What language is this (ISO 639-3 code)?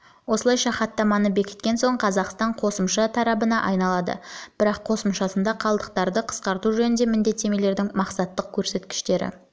kaz